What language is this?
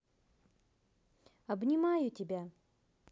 Russian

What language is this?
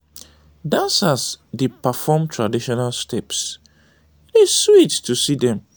Nigerian Pidgin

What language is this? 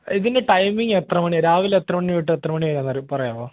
Malayalam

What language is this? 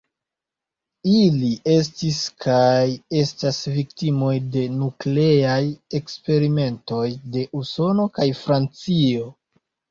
Esperanto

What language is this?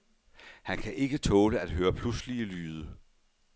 Danish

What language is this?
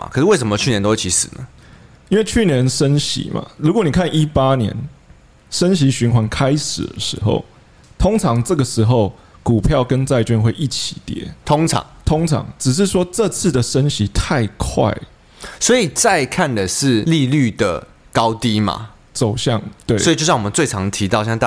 Chinese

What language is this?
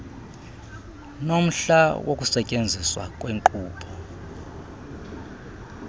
Xhosa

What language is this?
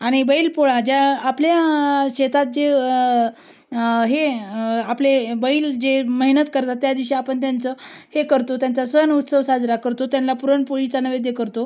Marathi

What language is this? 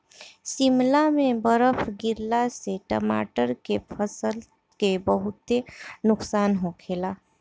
Bhojpuri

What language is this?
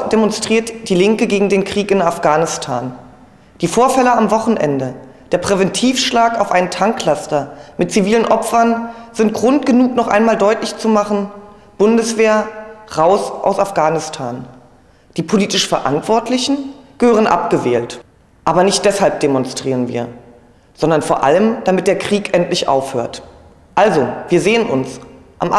German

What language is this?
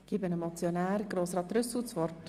Swiss German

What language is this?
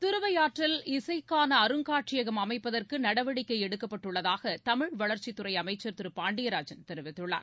Tamil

